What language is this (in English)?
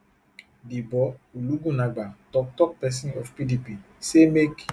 Nigerian Pidgin